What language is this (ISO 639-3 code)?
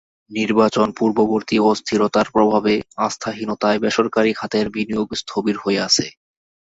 ben